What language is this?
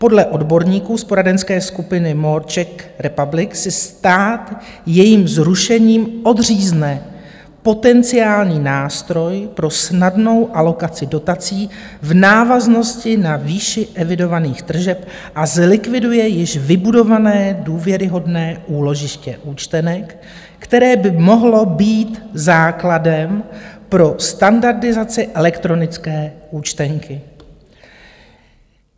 Czech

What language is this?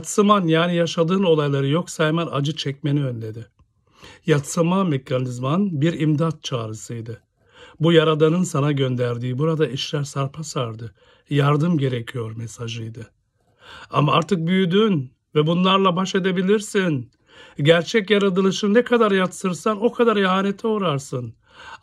Turkish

